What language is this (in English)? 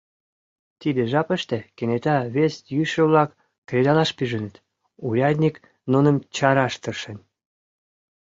Mari